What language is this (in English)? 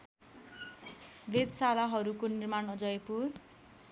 Nepali